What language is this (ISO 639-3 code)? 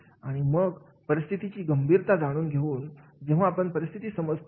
mar